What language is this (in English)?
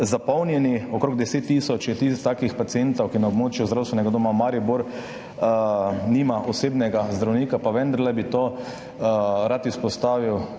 Slovenian